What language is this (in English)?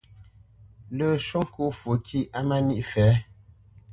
Bamenyam